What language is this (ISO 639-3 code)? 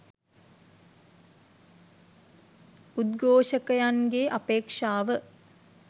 sin